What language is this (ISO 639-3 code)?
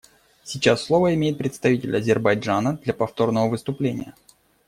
rus